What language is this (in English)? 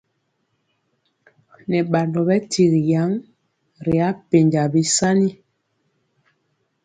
Mpiemo